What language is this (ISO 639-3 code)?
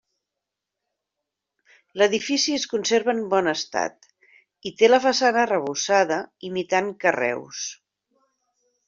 cat